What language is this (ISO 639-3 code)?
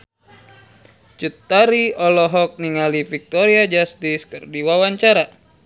sun